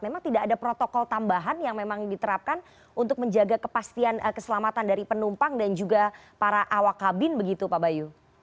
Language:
Indonesian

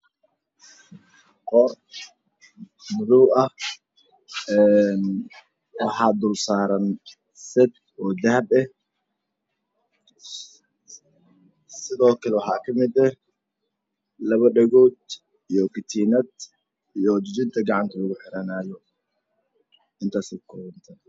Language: Somali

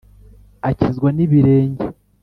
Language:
Kinyarwanda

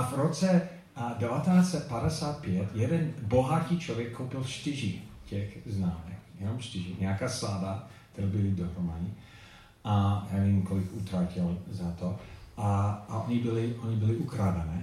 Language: Czech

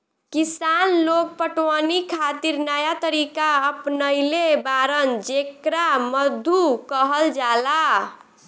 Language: Bhojpuri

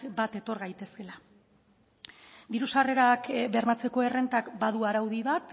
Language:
Basque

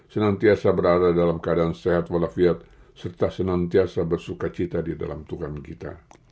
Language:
Indonesian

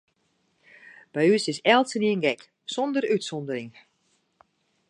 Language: Western Frisian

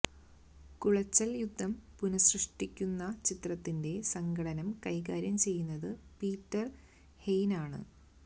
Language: Malayalam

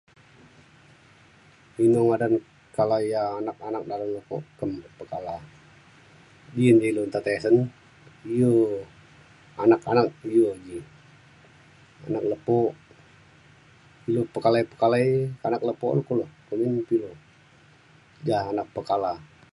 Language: Mainstream Kenyah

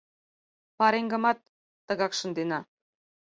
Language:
Mari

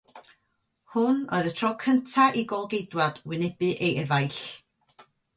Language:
Welsh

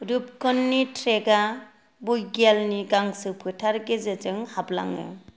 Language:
Bodo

